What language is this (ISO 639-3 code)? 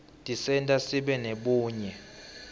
ssw